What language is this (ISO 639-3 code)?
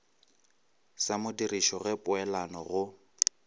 nso